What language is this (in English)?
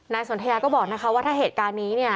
Thai